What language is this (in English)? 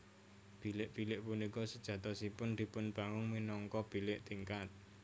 Javanese